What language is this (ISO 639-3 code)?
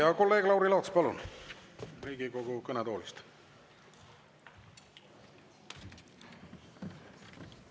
est